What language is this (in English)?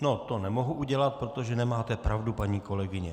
Czech